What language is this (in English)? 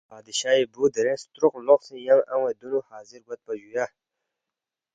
Balti